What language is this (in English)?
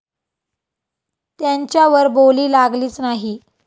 Marathi